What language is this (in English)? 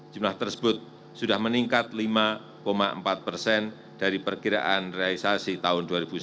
Indonesian